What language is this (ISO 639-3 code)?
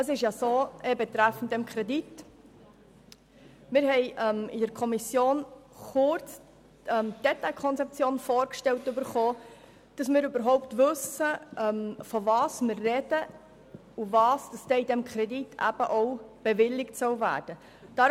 gsw